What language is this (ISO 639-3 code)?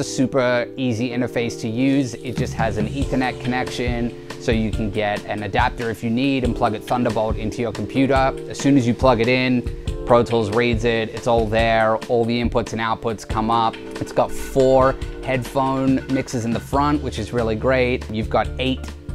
eng